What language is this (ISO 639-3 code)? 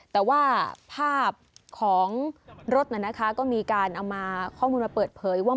tha